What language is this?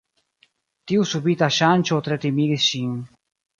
Esperanto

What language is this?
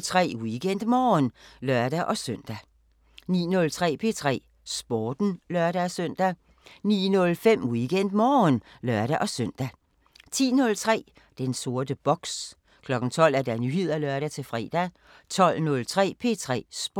Danish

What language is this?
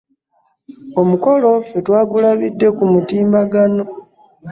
Ganda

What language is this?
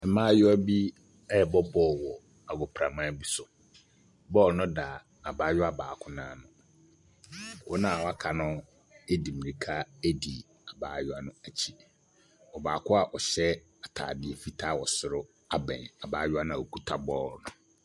Akan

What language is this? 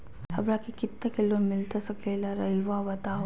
Magahi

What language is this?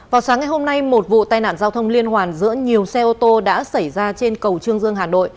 Vietnamese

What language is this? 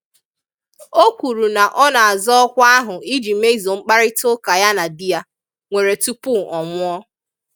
Igbo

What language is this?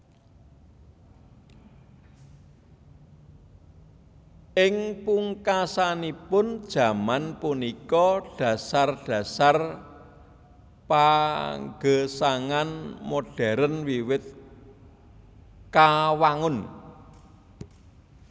Javanese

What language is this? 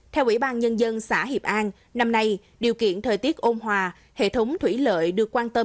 Vietnamese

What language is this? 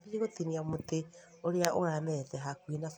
Kikuyu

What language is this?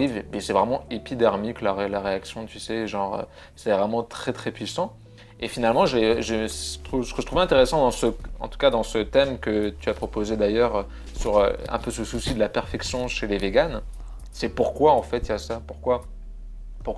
French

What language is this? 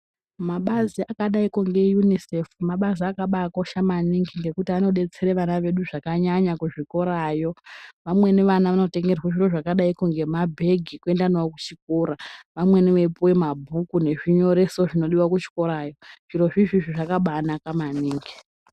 Ndau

